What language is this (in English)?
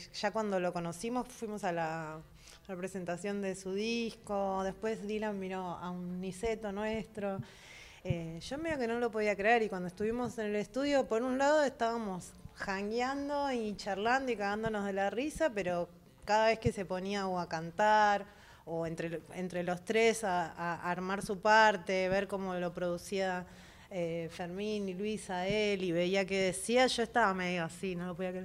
Spanish